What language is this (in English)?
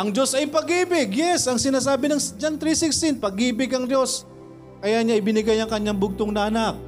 Filipino